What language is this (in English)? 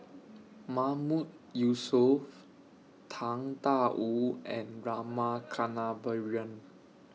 English